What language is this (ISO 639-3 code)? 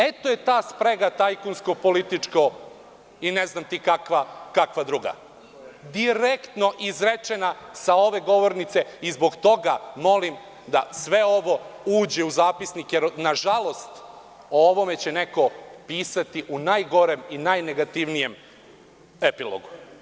srp